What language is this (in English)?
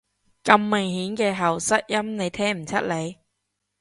Cantonese